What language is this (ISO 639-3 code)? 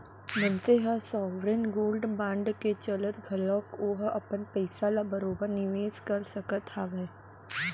hne